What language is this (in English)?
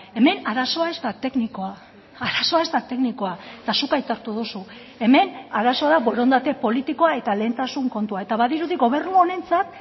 Basque